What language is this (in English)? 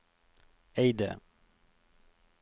Norwegian